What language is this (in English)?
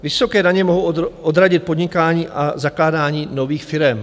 Czech